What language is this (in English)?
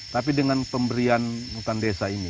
Indonesian